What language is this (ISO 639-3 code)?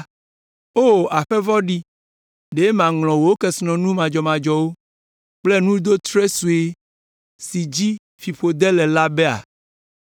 ewe